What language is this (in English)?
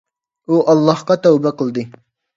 Uyghur